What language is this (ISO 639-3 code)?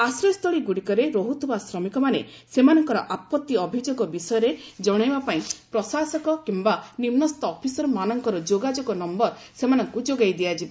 ori